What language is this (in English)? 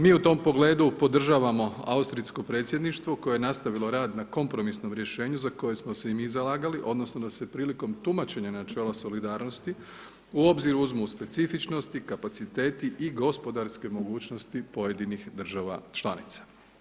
Croatian